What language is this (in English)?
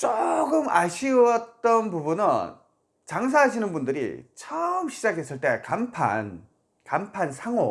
Korean